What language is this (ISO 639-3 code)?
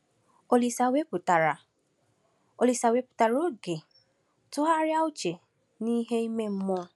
ibo